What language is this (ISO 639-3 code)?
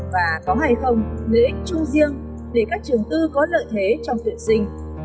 vie